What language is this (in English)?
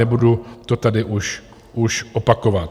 Czech